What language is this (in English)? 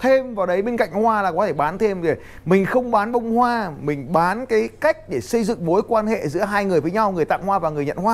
Vietnamese